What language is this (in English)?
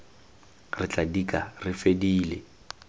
Tswana